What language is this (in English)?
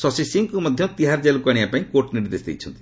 Odia